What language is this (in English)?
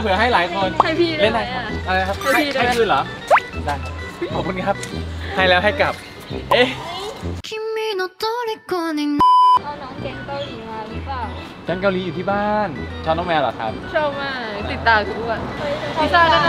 Thai